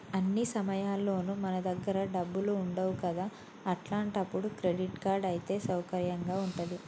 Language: Telugu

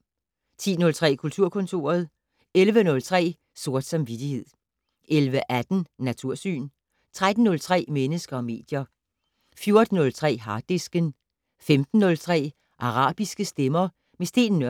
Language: Danish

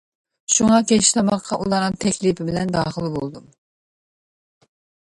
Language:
Uyghur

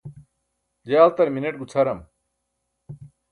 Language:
Burushaski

